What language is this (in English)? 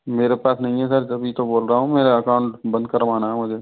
Hindi